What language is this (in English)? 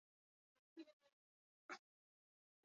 Basque